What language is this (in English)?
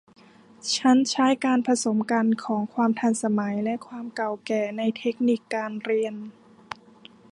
Thai